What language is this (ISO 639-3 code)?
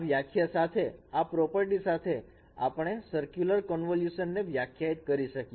guj